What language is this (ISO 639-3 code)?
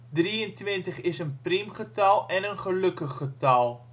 nld